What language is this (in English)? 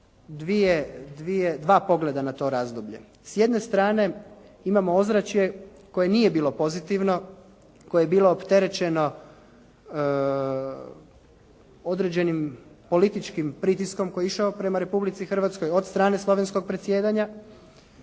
Croatian